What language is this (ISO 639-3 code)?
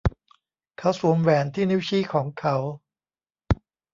tha